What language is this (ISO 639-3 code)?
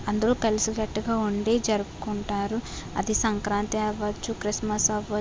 tel